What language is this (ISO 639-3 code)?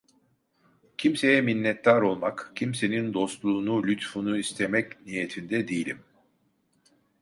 tur